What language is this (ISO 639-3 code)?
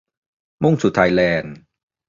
tha